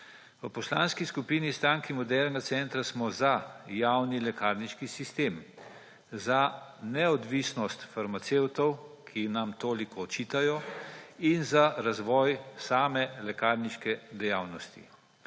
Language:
Slovenian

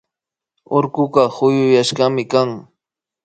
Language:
Imbabura Highland Quichua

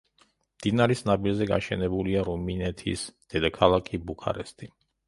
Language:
Georgian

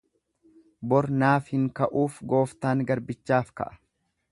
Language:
Oromo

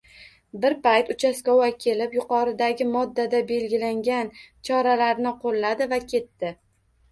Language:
Uzbek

